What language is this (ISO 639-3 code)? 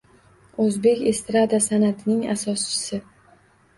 uzb